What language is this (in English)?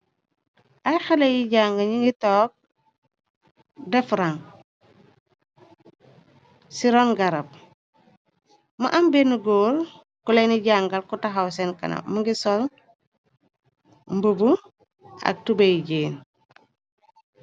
Wolof